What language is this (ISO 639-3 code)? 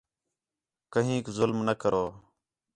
xhe